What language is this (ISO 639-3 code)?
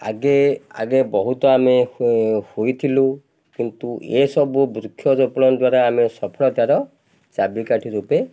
ori